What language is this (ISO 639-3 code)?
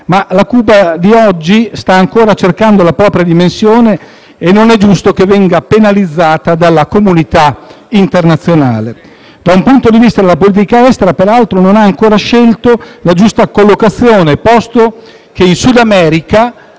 ita